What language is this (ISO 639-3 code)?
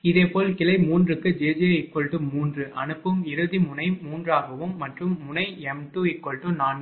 tam